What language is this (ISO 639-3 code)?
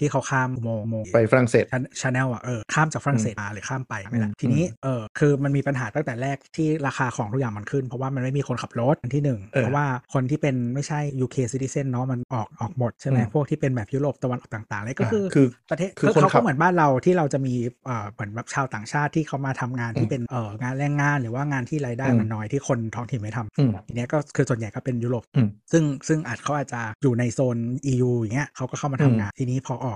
tha